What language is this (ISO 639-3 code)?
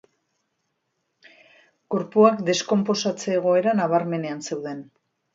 eus